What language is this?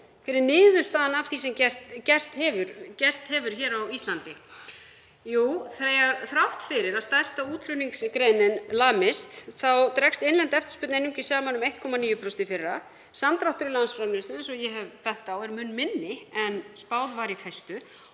Icelandic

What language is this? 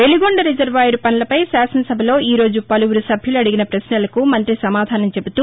Telugu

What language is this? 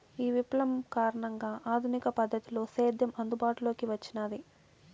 Telugu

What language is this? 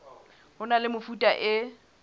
Southern Sotho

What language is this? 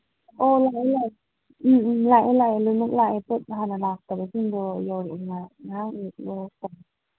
Manipuri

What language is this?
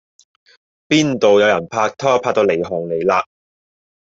Cantonese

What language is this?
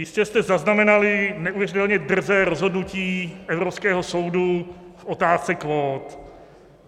Czech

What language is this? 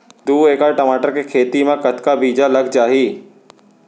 Chhattisgarhi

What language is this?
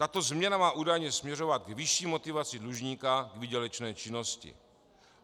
Czech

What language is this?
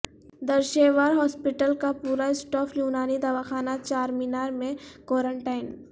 Urdu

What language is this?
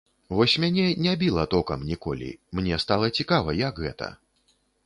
Belarusian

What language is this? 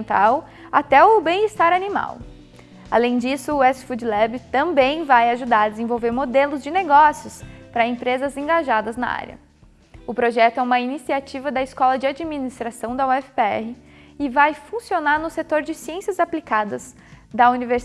Portuguese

